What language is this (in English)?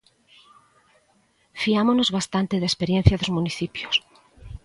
Galician